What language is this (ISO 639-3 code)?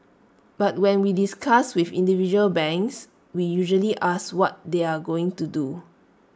eng